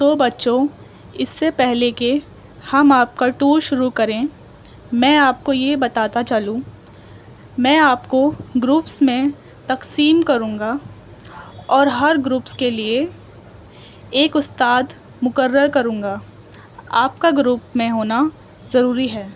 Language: Urdu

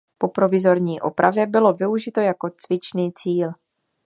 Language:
Czech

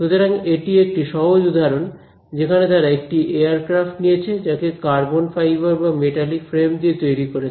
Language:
Bangla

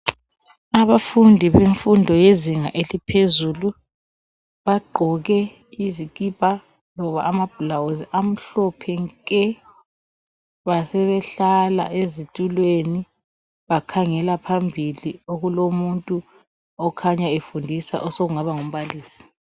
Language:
North Ndebele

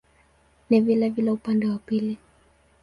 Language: Swahili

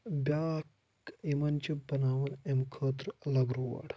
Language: Kashmiri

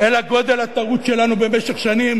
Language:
Hebrew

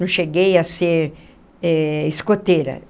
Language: Portuguese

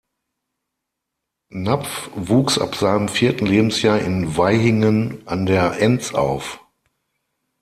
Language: German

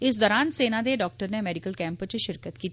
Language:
Dogri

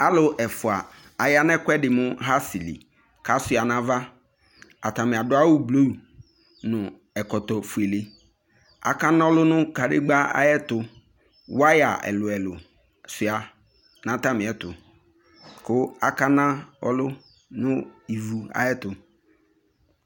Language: Ikposo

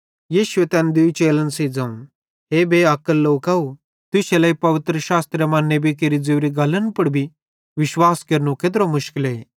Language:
Bhadrawahi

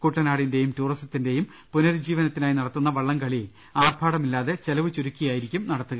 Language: Malayalam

